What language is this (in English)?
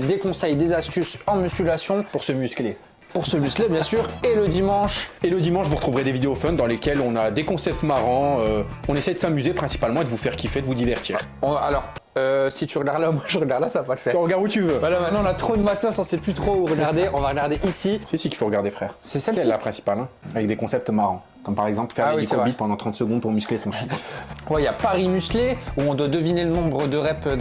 French